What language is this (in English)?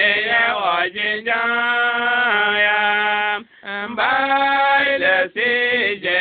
Arabic